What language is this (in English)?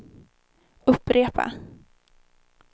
Swedish